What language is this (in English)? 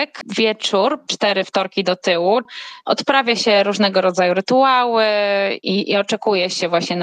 Polish